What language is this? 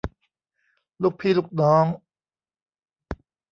Thai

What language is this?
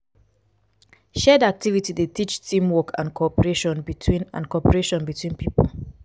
Nigerian Pidgin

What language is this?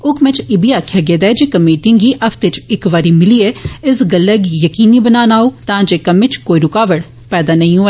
Dogri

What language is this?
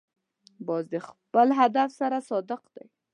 Pashto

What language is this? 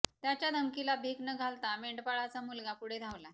Marathi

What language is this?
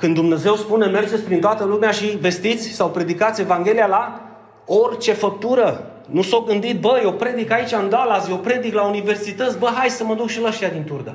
Romanian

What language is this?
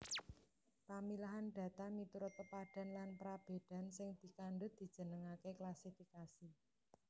Javanese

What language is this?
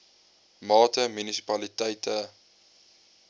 Afrikaans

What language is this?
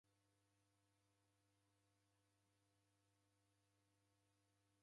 Taita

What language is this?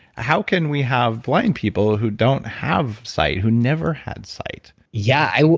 English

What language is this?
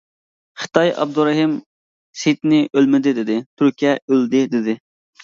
Uyghur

